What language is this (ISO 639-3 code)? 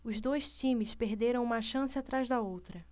por